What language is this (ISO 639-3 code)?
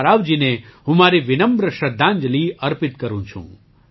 guj